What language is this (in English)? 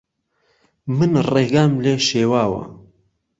Central Kurdish